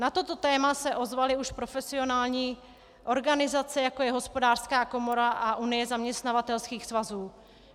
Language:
Czech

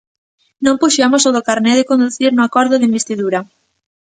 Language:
Galician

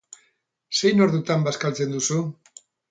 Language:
Basque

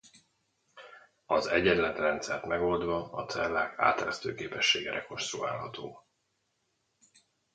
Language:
Hungarian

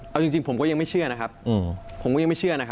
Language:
Thai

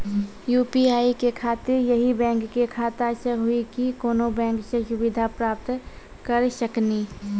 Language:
Maithili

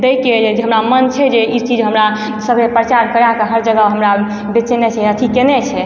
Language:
Maithili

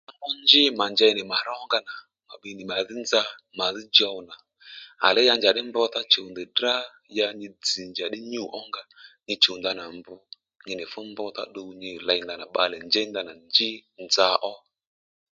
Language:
Lendu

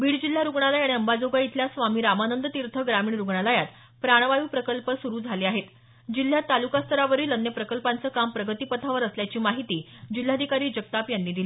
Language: Marathi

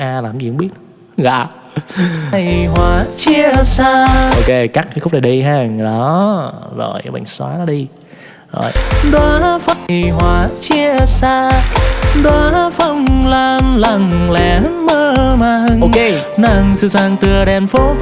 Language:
Vietnamese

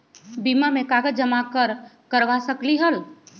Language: Magahi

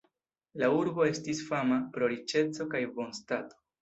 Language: Esperanto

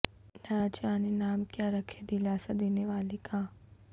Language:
Urdu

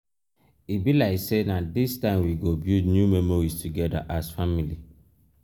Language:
Nigerian Pidgin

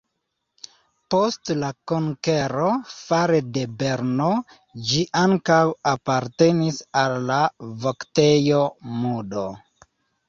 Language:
Esperanto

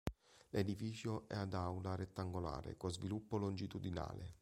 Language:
Italian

